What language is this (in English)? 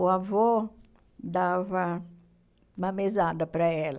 Portuguese